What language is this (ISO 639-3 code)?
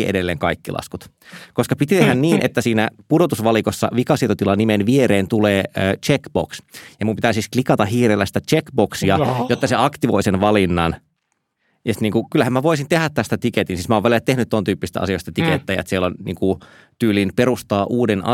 fin